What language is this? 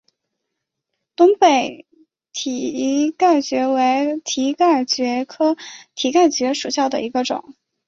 Chinese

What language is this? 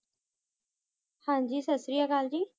Punjabi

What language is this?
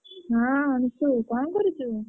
Odia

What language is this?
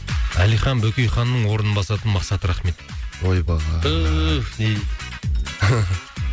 Kazakh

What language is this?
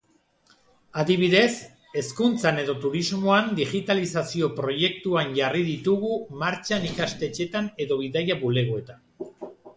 Basque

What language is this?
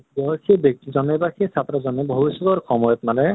Assamese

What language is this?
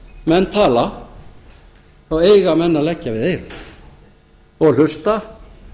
Icelandic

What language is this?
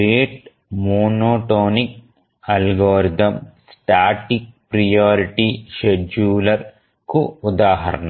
Telugu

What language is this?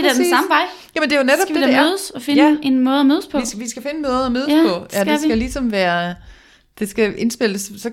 Danish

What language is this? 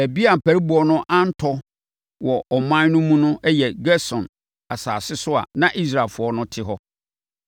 Akan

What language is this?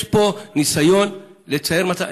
Hebrew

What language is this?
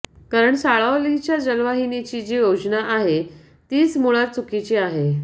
Marathi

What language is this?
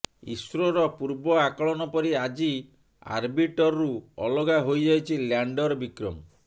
Odia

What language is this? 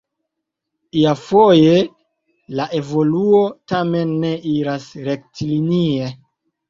Esperanto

